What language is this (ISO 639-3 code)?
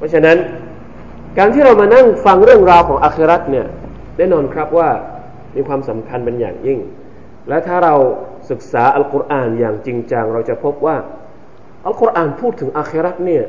tha